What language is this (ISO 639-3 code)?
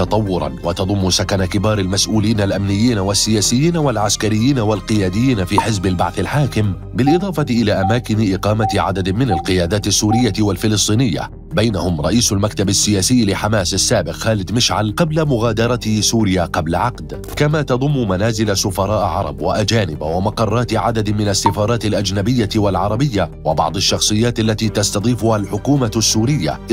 ara